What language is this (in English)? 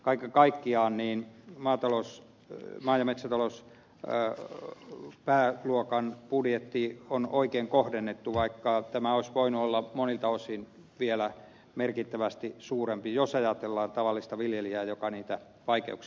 Finnish